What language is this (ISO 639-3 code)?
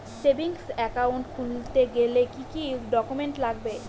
ben